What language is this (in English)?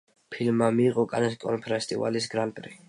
Georgian